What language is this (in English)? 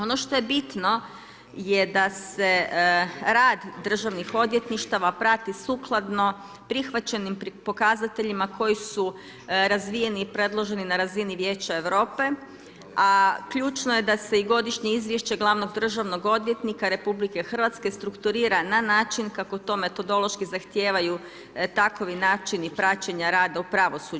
Croatian